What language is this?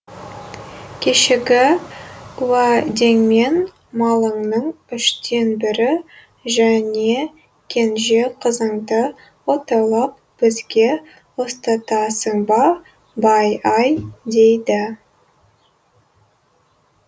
Kazakh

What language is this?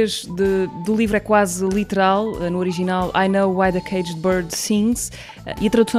Portuguese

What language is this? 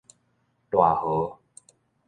Min Nan Chinese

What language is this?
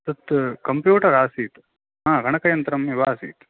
Sanskrit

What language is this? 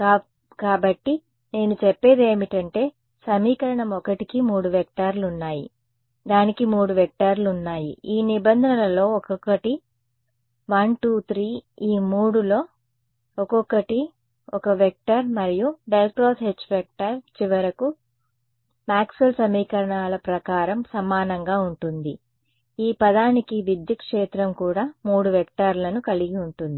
Telugu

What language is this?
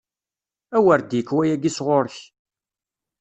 Kabyle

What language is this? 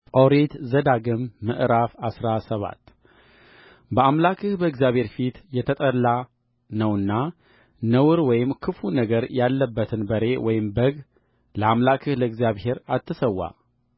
Amharic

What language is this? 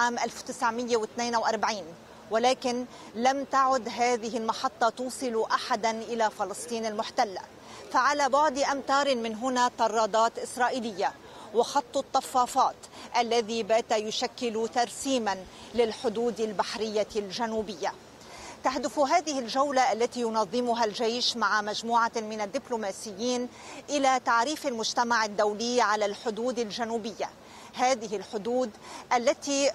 Arabic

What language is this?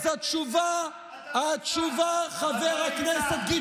Hebrew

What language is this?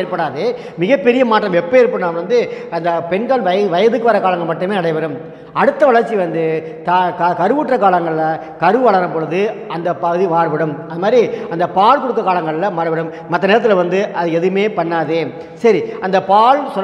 Indonesian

